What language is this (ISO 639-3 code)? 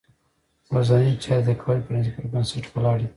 pus